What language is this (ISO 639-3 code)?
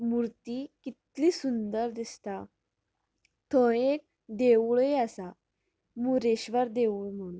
kok